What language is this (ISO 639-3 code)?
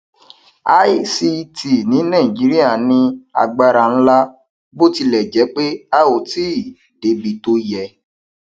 yor